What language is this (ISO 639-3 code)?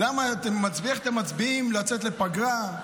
heb